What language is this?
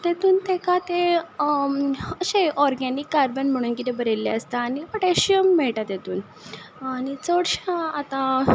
Konkani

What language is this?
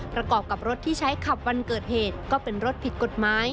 Thai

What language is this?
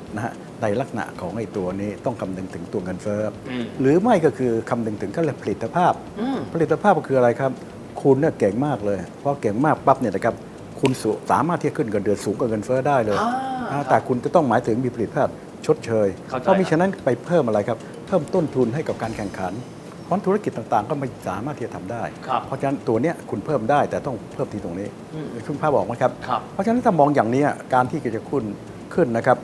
Thai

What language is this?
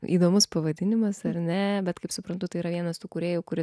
Lithuanian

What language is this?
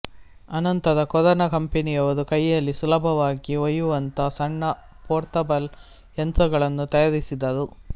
Kannada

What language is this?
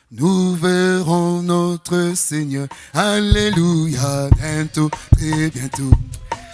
French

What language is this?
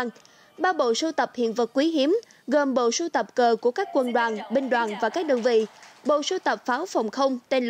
Vietnamese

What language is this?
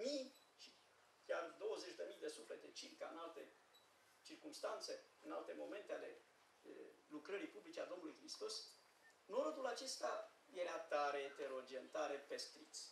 Romanian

